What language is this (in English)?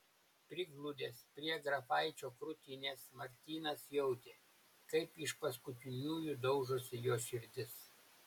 Lithuanian